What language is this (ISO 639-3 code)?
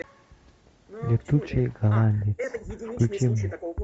rus